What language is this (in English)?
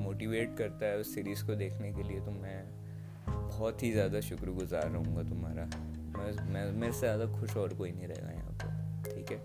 Hindi